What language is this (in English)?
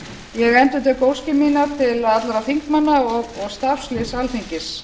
Icelandic